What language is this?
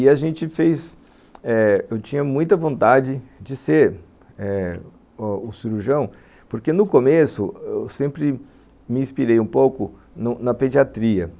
Portuguese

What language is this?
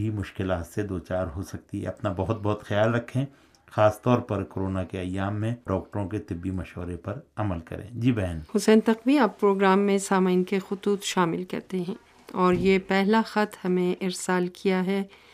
Urdu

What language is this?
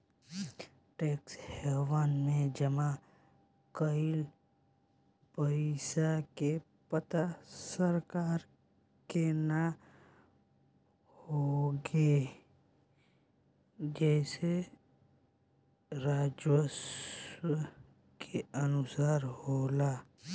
Bhojpuri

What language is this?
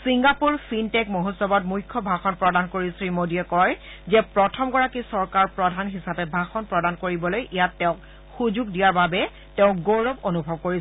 Assamese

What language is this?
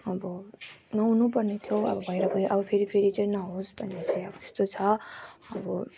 Nepali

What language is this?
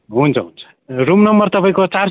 Nepali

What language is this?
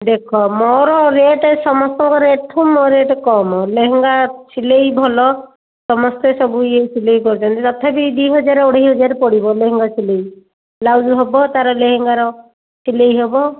Odia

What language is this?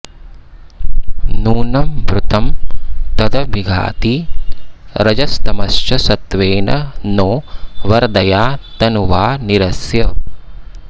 Sanskrit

